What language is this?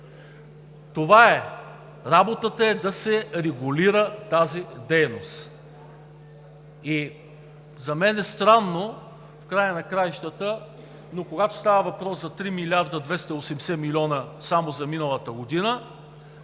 Bulgarian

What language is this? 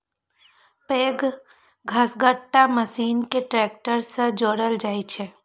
Maithili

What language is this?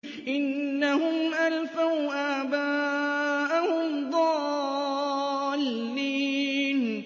Arabic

